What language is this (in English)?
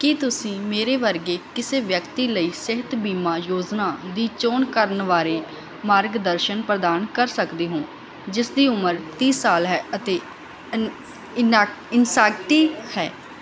Punjabi